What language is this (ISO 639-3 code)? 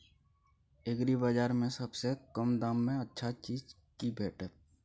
mai